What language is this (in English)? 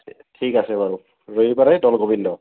Assamese